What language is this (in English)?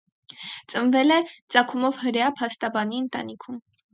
Armenian